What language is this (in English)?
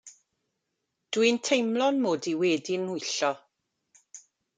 Welsh